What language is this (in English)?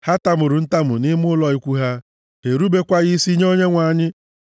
Igbo